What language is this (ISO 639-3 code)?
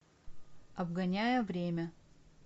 rus